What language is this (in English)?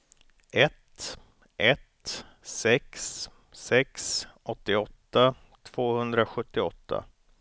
Swedish